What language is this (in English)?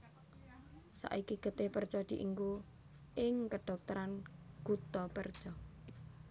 Javanese